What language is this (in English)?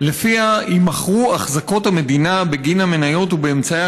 Hebrew